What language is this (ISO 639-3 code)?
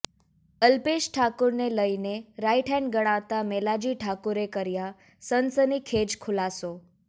guj